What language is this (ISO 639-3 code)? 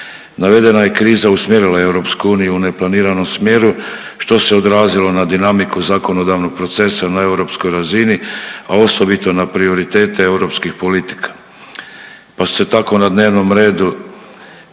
hrv